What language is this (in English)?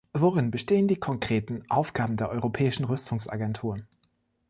German